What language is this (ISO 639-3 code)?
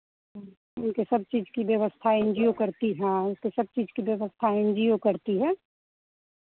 hin